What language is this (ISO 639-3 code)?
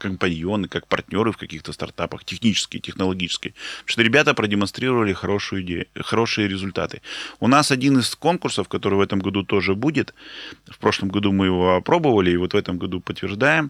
rus